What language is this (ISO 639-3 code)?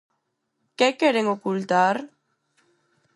glg